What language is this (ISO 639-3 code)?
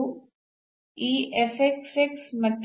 kan